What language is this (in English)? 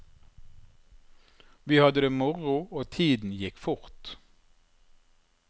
Norwegian